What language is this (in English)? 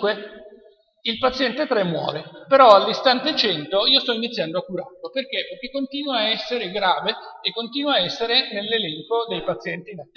Italian